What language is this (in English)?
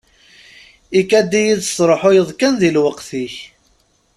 Kabyle